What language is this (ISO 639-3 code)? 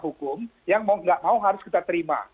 ind